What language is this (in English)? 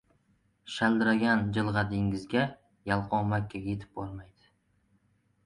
Uzbek